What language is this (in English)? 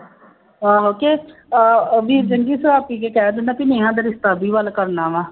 Punjabi